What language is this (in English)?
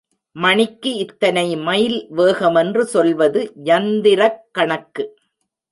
Tamil